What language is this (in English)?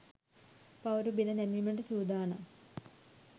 Sinhala